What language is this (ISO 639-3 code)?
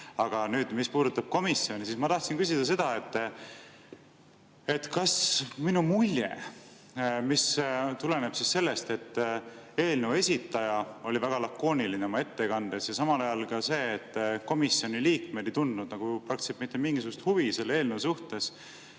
est